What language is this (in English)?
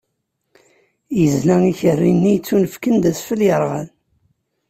Kabyle